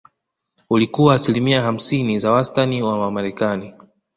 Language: Swahili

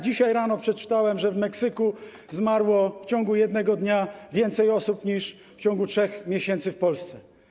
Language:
Polish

